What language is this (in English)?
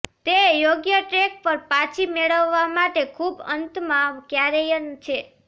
Gujarati